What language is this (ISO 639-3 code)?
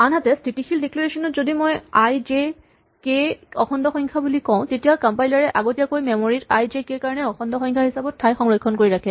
asm